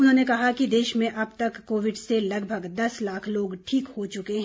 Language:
Hindi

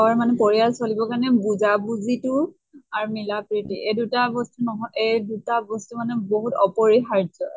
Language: Assamese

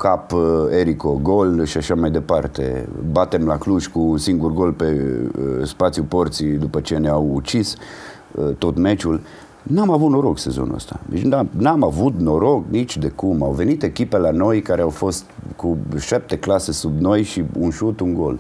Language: Romanian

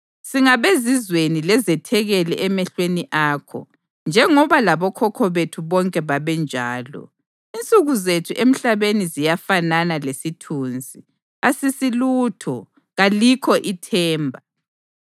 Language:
North Ndebele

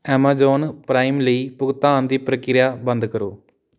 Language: Punjabi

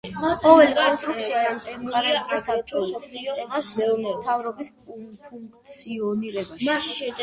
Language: Georgian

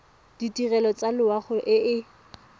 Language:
Tswana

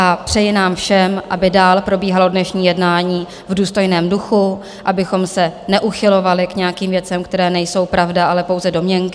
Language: Czech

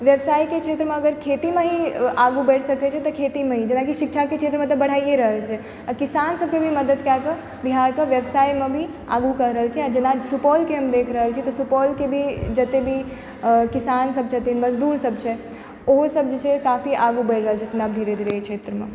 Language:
Maithili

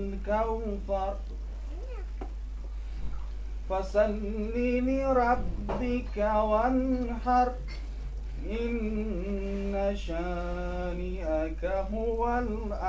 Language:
Persian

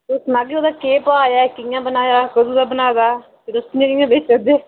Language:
Dogri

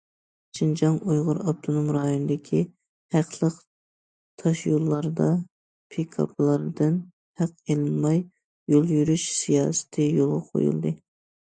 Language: Uyghur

